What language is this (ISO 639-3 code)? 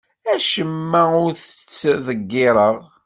kab